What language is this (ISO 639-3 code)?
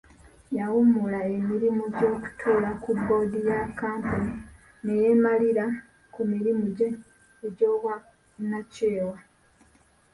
lug